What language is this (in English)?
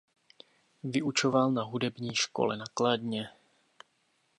Czech